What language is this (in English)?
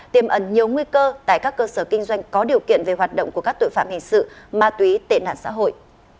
Vietnamese